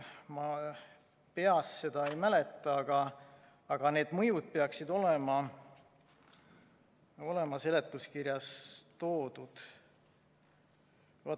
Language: Estonian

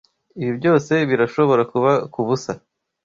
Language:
Kinyarwanda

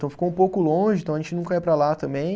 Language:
Portuguese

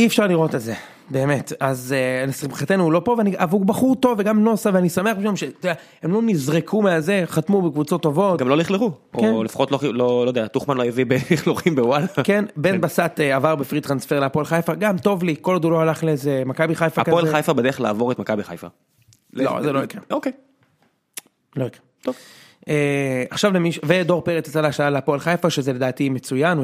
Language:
Hebrew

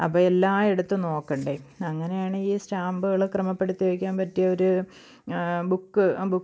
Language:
Malayalam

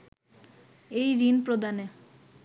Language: Bangla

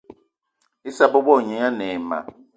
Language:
Eton (Cameroon)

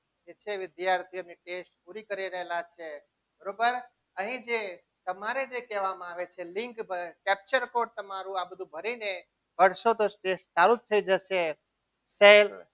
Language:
Gujarati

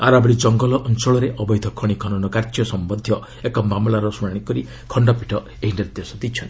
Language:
Odia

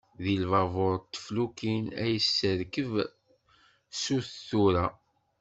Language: Kabyle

